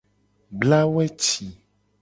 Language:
Gen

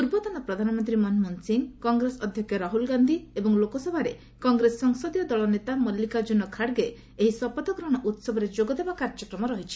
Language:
Odia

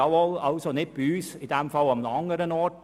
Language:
Swiss German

